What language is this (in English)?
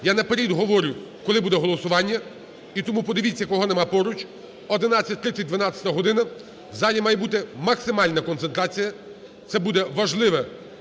Ukrainian